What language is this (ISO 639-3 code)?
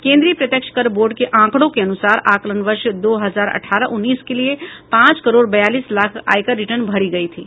hin